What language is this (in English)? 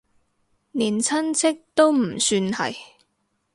Cantonese